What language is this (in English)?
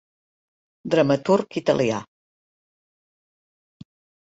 Catalan